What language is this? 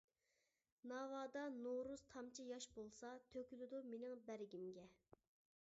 Uyghur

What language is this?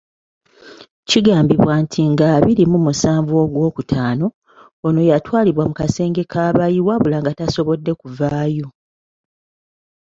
Ganda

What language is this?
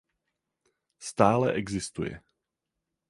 Czech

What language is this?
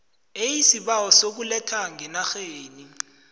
South Ndebele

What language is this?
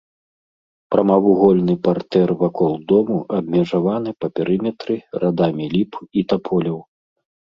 Belarusian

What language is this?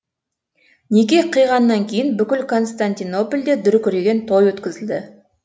Kazakh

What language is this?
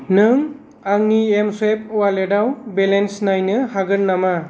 Bodo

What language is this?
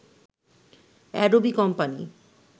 Bangla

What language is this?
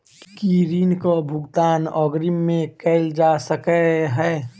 Maithili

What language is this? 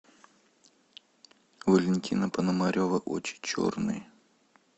Russian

